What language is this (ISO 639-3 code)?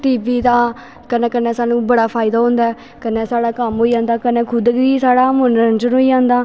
doi